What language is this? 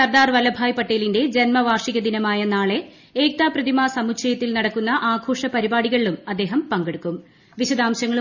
Malayalam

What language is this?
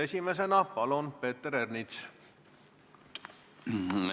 Estonian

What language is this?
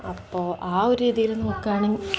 Malayalam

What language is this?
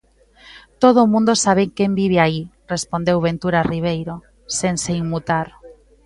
Galician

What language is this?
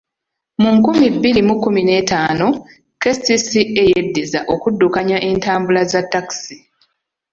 Ganda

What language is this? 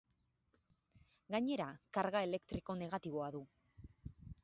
Basque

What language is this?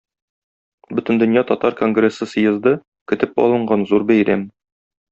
Tatar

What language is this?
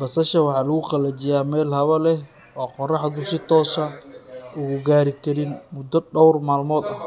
Somali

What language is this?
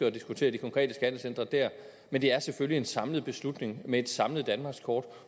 Danish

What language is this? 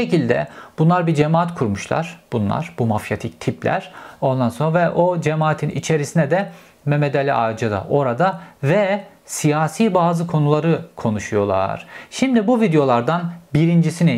Turkish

